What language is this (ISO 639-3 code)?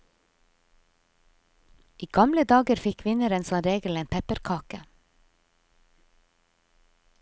nor